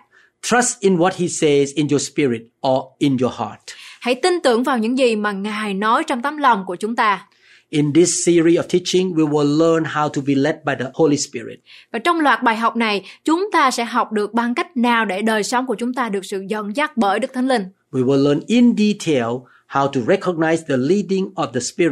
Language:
Vietnamese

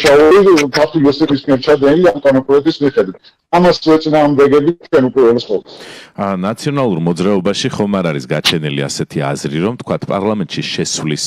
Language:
Romanian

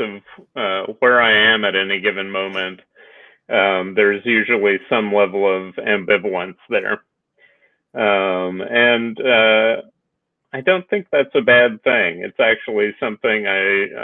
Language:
English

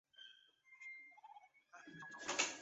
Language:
Chinese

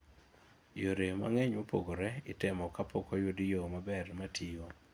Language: Luo (Kenya and Tanzania)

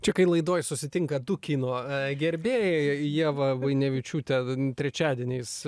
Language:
Lithuanian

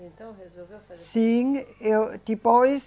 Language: Portuguese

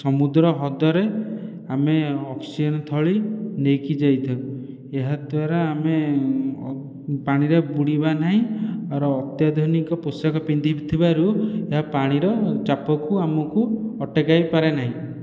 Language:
Odia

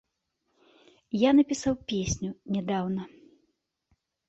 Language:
Belarusian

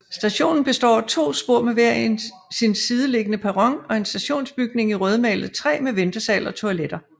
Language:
Danish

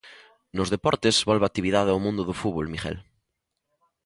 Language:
Galician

